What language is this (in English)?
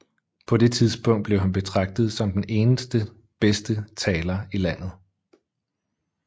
Danish